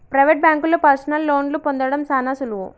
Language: Telugu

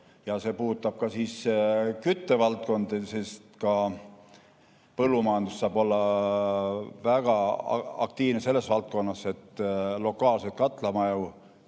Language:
Estonian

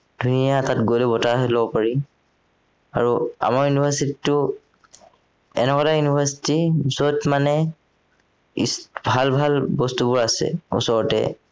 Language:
Assamese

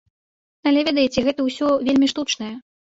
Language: Belarusian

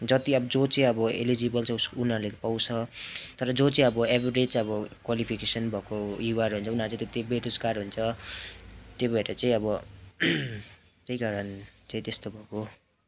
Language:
Nepali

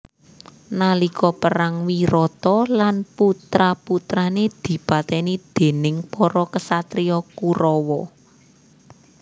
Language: Javanese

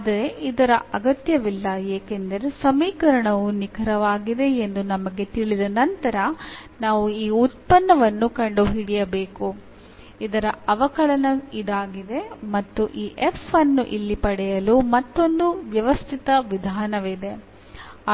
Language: Kannada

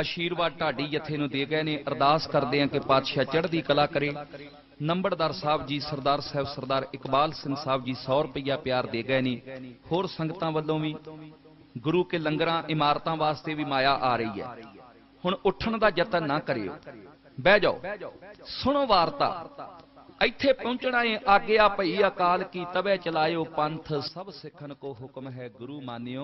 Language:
Hindi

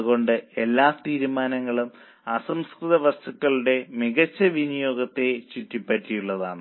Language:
Malayalam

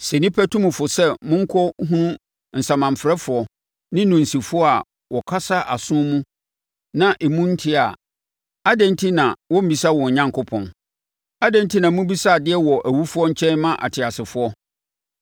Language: Akan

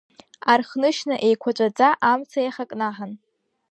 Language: Abkhazian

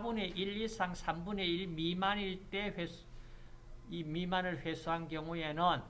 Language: Korean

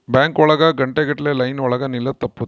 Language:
Kannada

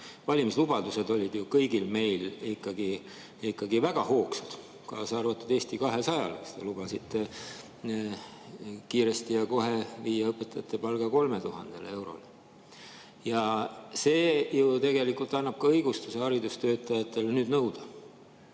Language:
Estonian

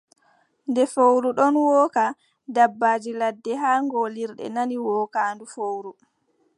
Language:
Adamawa Fulfulde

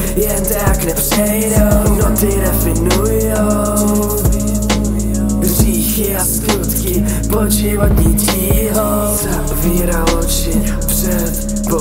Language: Polish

